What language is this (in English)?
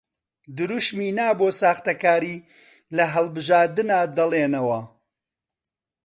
Central Kurdish